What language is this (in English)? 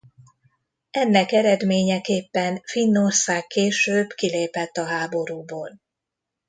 Hungarian